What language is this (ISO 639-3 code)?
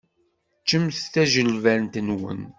kab